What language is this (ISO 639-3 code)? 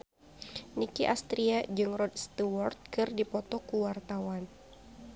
sun